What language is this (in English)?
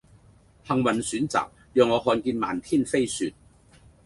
Cantonese